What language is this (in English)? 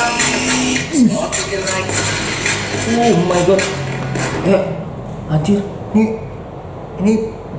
Indonesian